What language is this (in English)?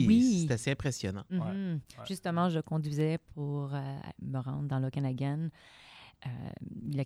French